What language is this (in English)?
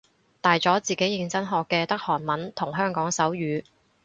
Cantonese